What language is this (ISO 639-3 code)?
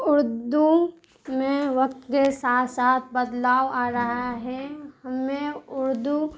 urd